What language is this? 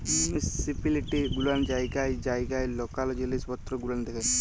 Bangla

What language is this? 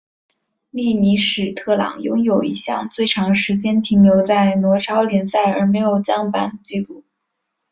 Chinese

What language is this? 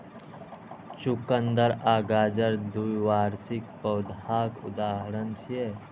Maithili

